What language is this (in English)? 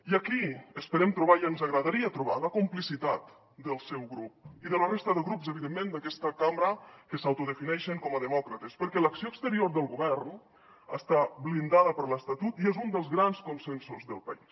Catalan